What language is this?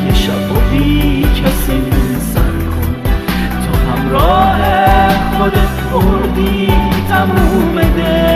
Persian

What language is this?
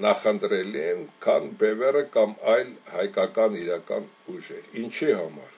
Romanian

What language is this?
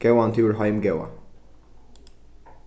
Faroese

